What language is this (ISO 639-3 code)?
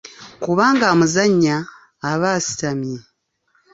lug